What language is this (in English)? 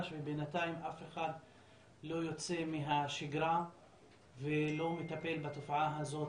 Hebrew